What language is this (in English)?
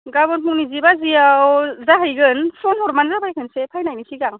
Bodo